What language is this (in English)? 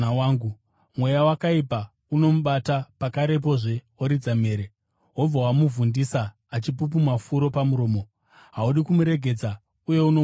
Shona